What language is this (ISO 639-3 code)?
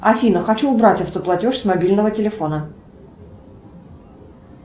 rus